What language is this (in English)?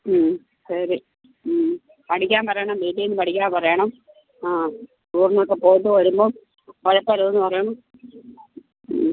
Malayalam